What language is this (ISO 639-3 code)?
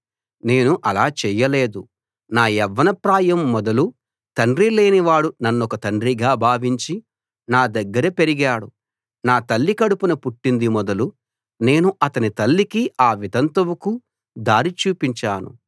tel